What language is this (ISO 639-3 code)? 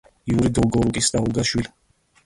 kat